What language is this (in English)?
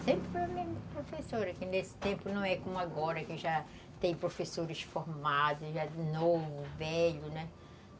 Portuguese